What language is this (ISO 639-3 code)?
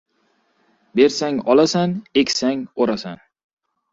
uzb